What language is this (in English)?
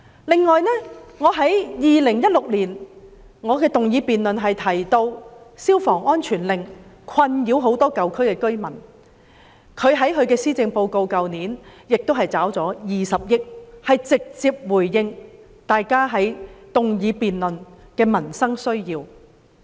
Cantonese